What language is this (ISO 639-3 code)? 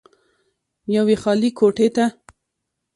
pus